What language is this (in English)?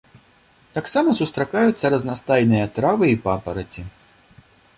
Belarusian